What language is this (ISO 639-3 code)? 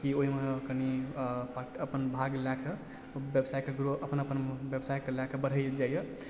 mai